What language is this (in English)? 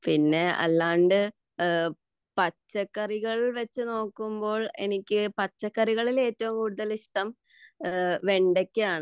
Malayalam